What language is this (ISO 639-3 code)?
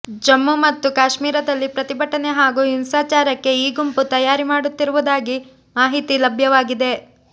kan